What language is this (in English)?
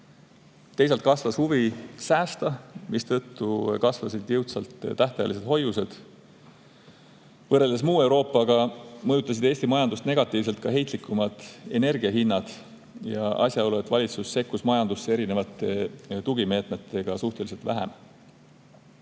Estonian